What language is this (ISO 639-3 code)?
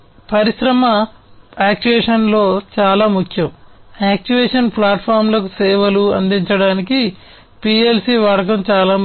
tel